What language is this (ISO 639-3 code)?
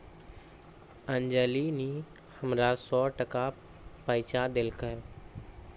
mai